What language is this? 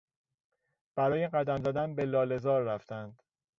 Persian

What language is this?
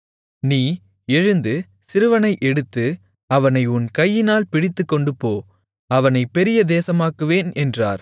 Tamil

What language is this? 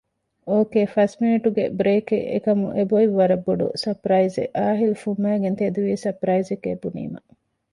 Divehi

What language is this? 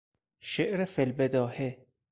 Persian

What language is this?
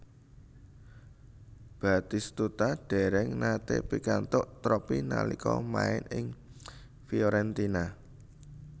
Javanese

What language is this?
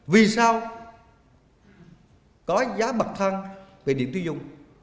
Vietnamese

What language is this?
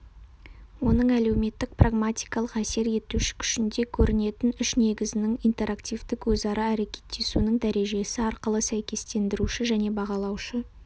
Kazakh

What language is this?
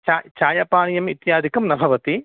Sanskrit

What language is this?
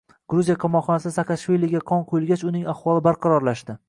Uzbek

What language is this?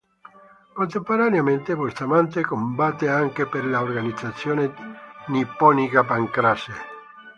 Italian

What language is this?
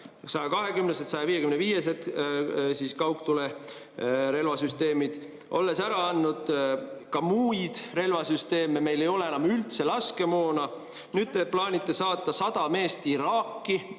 Estonian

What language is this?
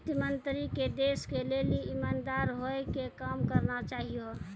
Maithili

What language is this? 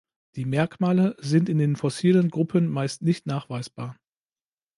German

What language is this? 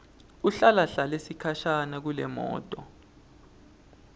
Swati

